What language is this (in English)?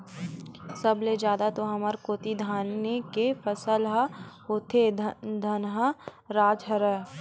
Chhattisgarhi